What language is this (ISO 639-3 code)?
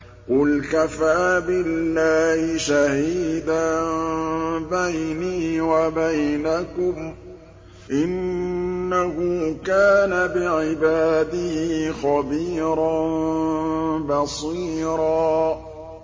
ara